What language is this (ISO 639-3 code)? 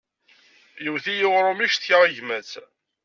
kab